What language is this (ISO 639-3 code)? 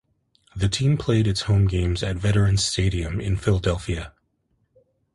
eng